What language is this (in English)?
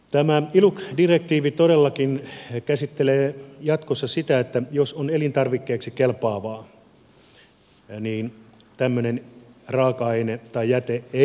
Finnish